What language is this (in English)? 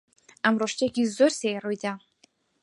Central Kurdish